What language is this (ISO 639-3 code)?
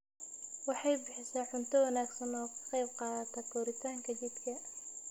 som